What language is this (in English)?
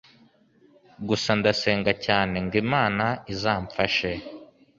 Kinyarwanda